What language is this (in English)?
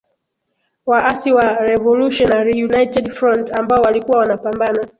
Swahili